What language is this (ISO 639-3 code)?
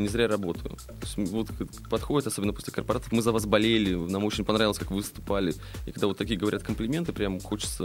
rus